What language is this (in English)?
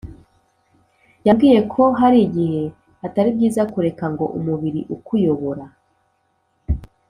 Kinyarwanda